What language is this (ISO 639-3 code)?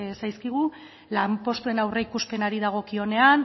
eus